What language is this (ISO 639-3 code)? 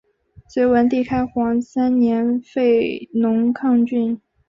zho